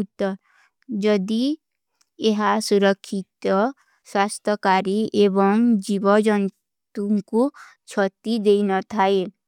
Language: Kui (India)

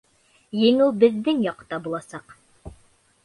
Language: Bashkir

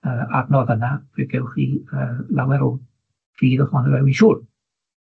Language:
Welsh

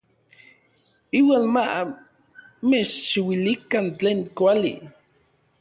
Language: Orizaba Nahuatl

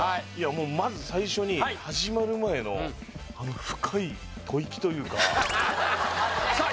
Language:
Japanese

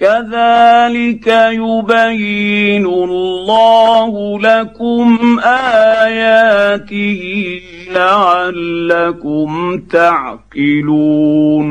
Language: Arabic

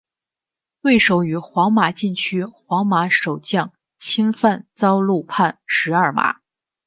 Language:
Chinese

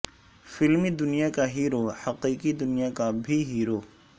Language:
Urdu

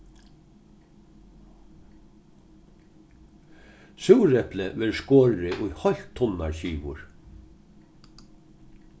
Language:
Faroese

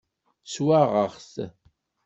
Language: Kabyle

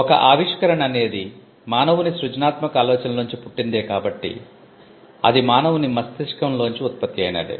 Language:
Telugu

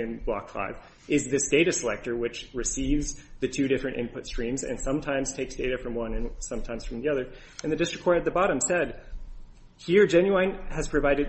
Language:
English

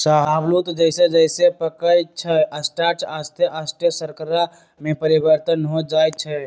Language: Magahi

